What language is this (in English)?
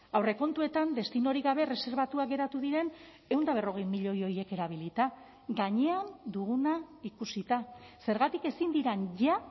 Basque